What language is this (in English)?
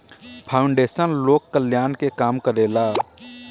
Bhojpuri